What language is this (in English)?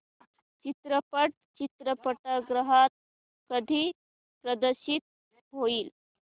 Marathi